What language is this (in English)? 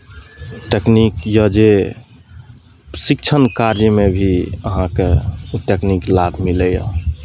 Maithili